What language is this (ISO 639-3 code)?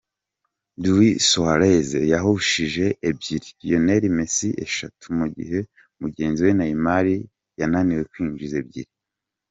kin